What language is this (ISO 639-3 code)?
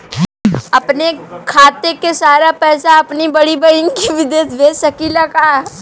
bho